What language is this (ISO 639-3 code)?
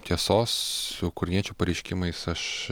lit